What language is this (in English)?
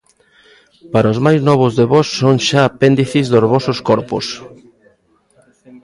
Galician